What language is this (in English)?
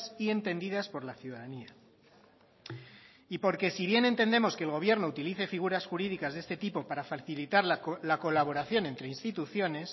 Spanish